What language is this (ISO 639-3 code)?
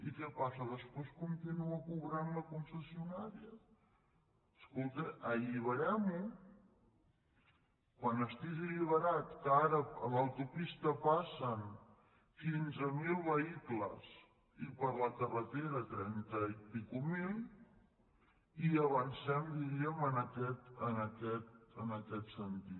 cat